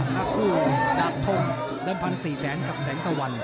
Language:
Thai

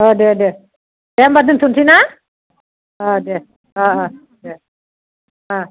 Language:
Bodo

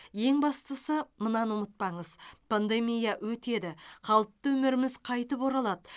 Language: Kazakh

